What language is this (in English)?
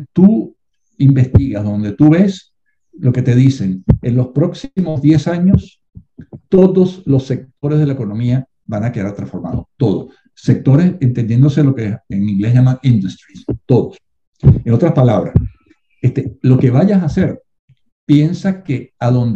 Spanish